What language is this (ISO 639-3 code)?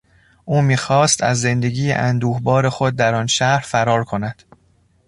fas